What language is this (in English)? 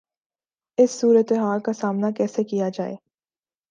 Urdu